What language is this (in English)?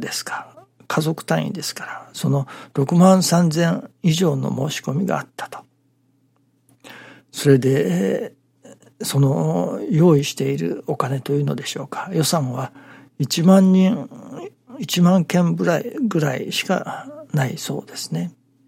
Japanese